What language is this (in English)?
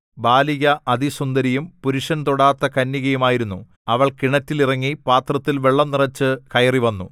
Malayalam